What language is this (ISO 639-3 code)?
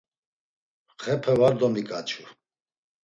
lzz